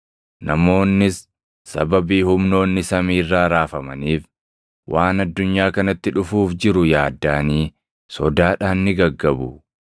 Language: Oromo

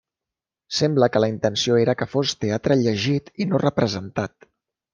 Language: Catalan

